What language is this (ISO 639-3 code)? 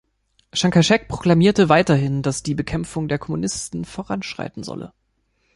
deu